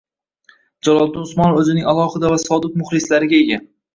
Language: Uzbek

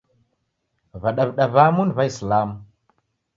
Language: Taita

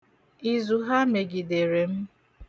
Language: Igbo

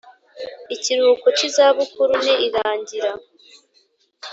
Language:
Kinyarwanda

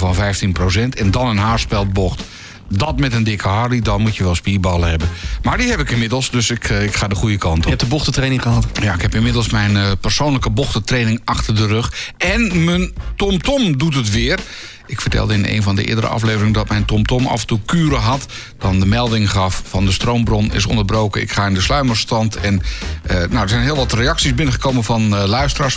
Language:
Dutch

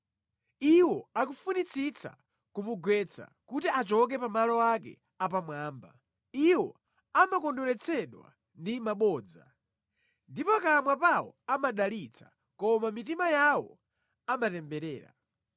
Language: Nyanja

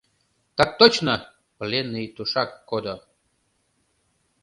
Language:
Mari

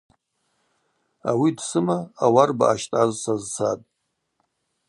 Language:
Abaza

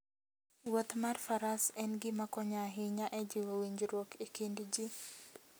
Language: Luo (Kenya and Tanzania)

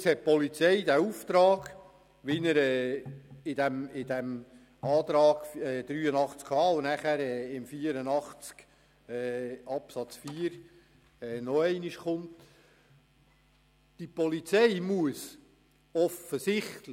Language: Swiss German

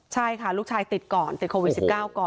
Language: Thai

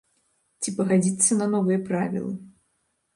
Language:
Belarusian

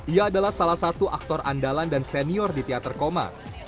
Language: Indonesian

